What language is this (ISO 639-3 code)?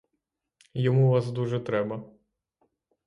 ukr